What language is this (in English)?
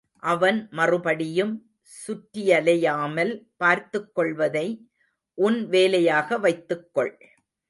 Tamil